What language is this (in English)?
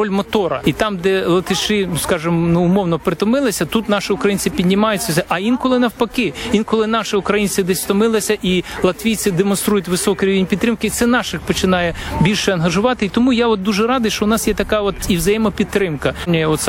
Ukrainian